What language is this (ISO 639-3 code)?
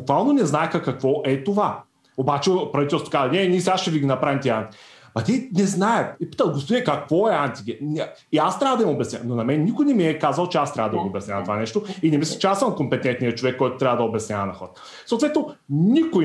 bul